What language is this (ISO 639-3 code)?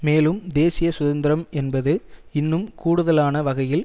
tam